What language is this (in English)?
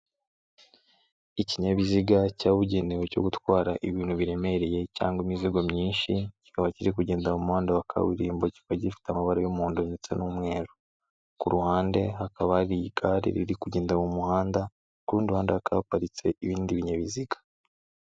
Kinyarwanda